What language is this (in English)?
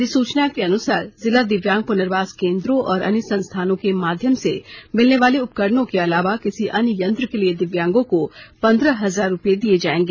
Hindi